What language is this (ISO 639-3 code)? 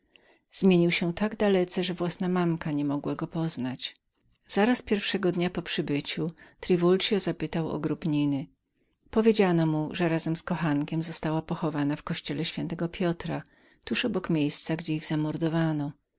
pol